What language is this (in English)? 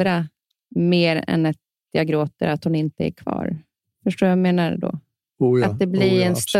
Swedish